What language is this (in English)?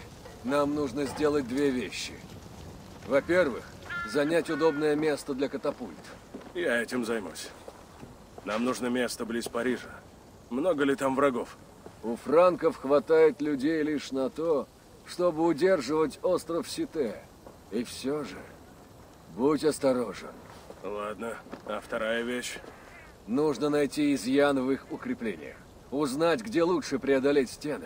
Russian